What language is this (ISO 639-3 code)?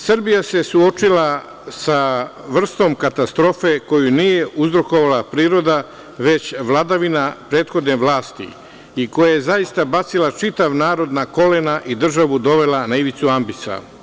srp